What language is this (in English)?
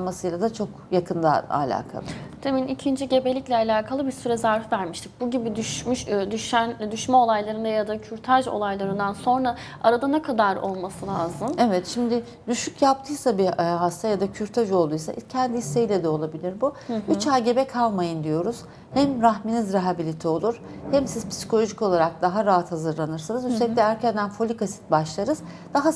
Turkish